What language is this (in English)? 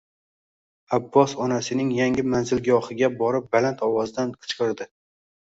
Uzbek